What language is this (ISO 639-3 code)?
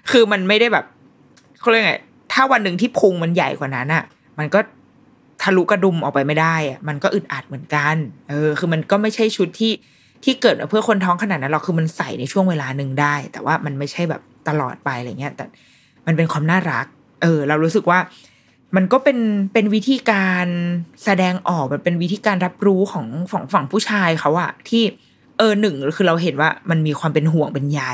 tha